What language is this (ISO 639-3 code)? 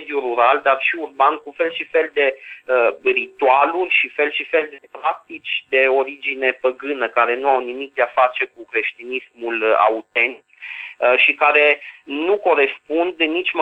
ron